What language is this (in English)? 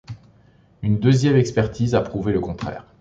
French